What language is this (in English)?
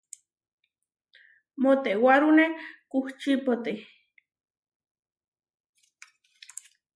Huarijio